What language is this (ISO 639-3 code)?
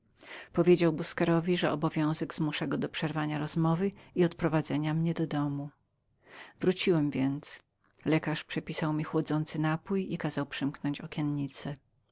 pol